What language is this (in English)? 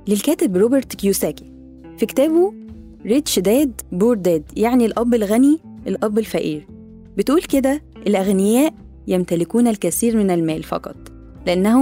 Arabic